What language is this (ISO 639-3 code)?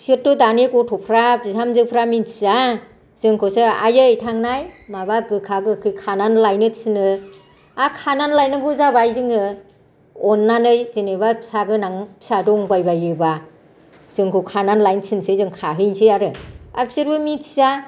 brx